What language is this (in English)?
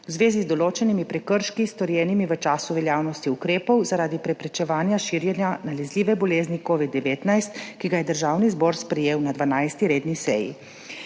Slovenian